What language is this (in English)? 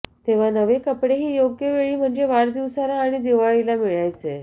Marathi